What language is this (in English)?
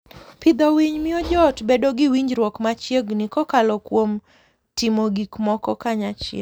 Luo (Kenya and Tanzania)